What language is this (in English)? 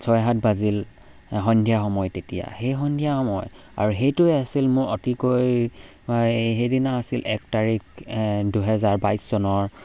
Assamese